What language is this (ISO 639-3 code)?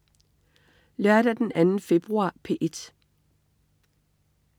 dan